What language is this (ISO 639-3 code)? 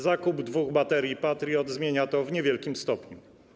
pol